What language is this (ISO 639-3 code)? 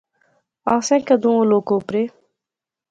phr